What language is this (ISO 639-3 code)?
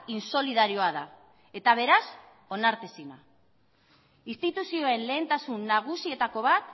eus